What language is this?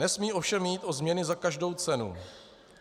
Czech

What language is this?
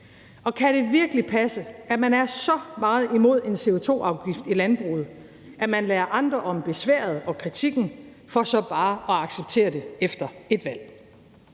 Danish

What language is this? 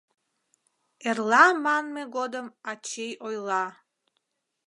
Mari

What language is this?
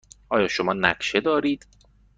Persian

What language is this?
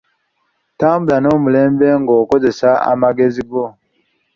Ganda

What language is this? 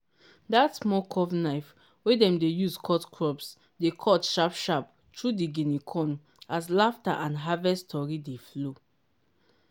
Nigerian Pidgin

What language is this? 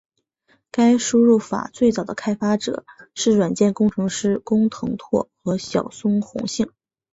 Chinese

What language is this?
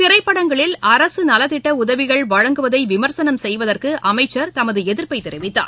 Tamil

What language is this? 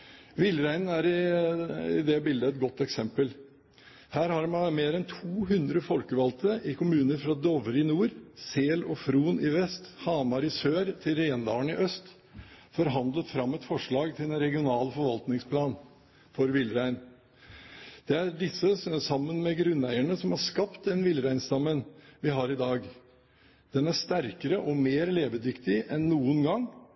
Norwegian Bokmål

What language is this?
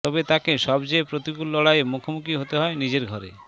Bangla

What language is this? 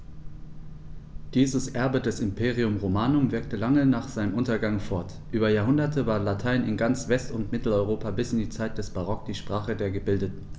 German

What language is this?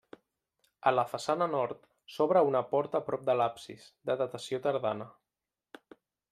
Catalan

